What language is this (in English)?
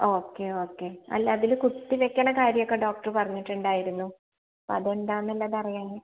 Malayalam